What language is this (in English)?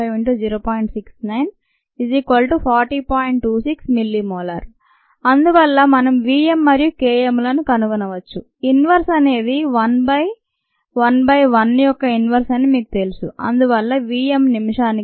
Telugu